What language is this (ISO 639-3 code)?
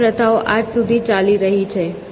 guj